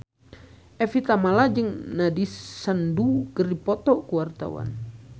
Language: Sundanese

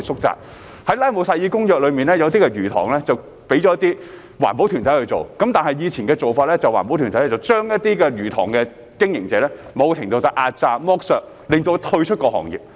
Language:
Cantonese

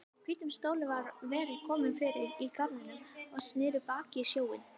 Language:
Icelandic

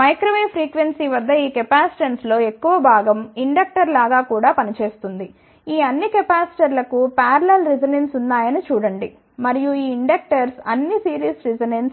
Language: Telugu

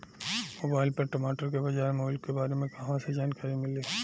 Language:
Bhojpuri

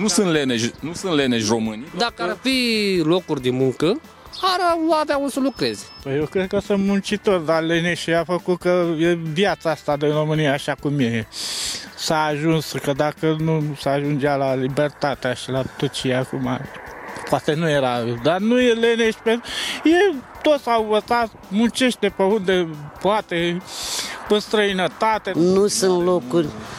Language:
Romanian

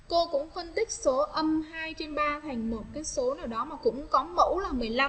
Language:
Vietnamese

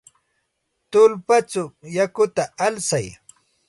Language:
Santa Ana de Tusi Pasco Quechua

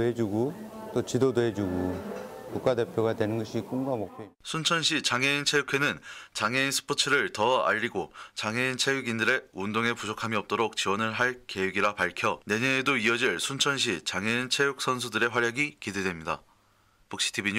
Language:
Korean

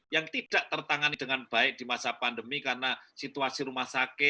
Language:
Indonesian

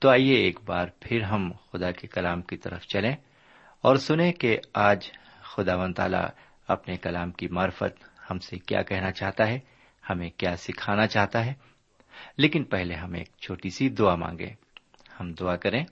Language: Urdu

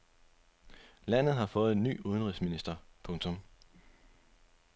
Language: Danish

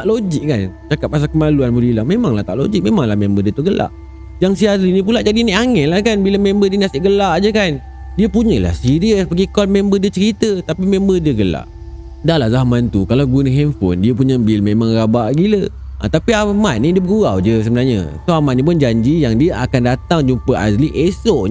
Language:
Malay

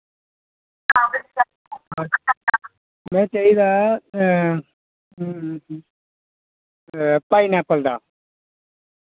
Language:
Dogri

